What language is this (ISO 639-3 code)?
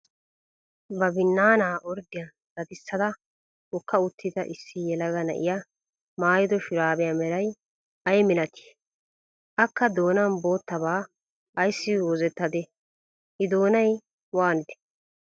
wal